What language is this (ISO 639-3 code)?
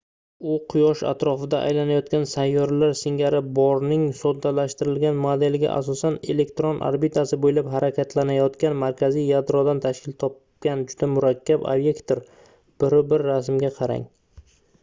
uzb